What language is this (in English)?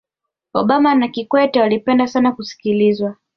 Swahili